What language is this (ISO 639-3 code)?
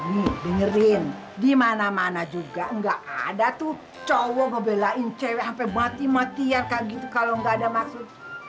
ind